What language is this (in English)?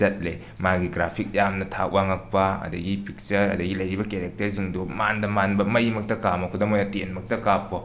Manipuri